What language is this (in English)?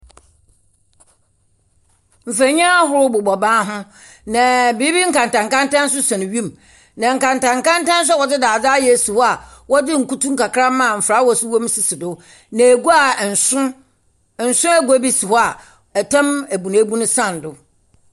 Akan